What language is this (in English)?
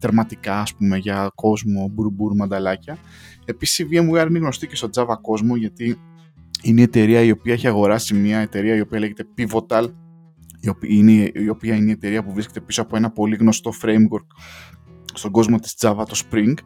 Greek